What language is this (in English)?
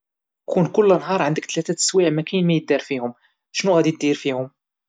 Moroccan Arabic